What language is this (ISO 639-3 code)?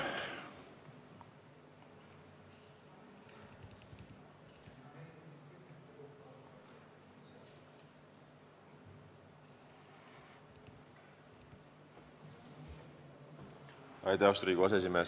est